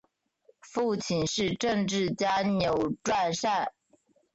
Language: Chinese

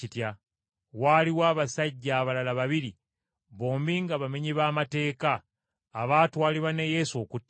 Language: Ganda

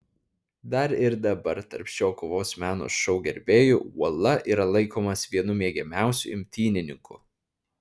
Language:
Lithuanian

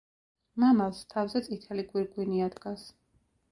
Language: Georgian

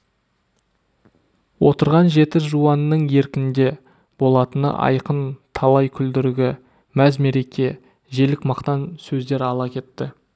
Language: Kazakh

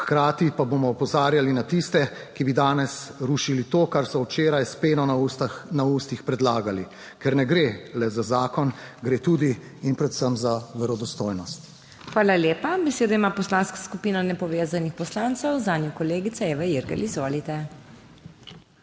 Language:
Slovenian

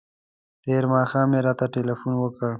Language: Pashto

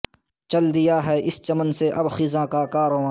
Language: Urdu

